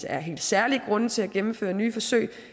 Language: Danish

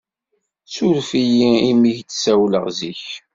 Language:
Kabyle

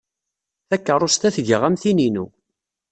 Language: Kabyle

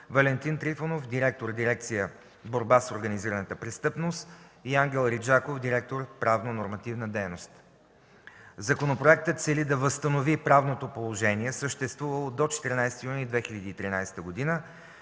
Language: Bulgarian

